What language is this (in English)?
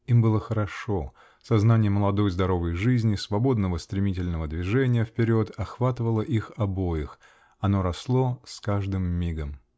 Russian